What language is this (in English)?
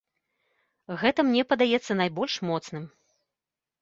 Belarusian